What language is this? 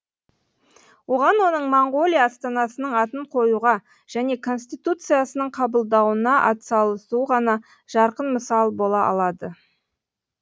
Kazakh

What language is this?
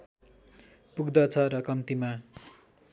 Nepali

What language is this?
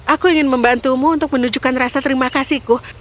Indonesian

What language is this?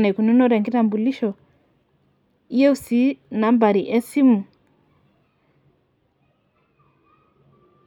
Masai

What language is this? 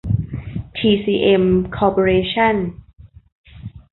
Thai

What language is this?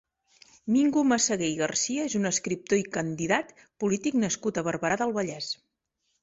Catalan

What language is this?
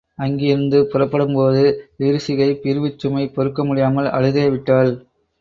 Tamil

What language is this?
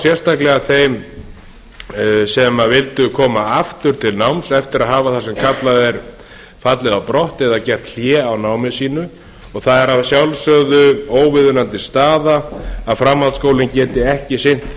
Icelandic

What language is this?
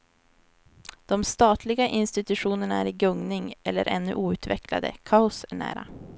Swedish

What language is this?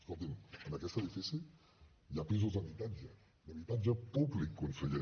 Catalan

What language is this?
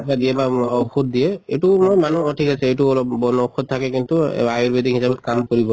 Assamese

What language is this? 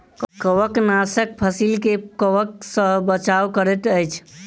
Maithili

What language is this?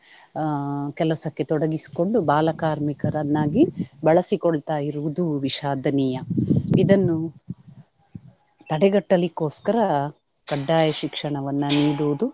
Kannada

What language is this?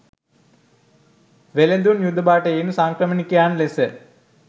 Sinhala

